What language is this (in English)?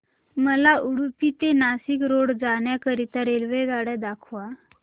Marathi